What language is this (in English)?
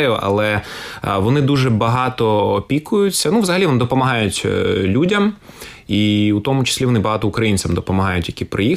Ukrainian